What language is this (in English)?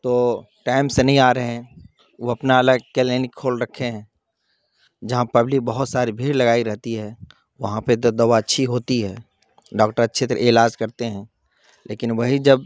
Urdu